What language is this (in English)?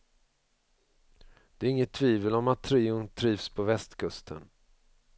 Swedish